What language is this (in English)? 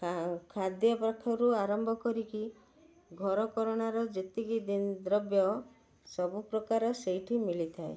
Odia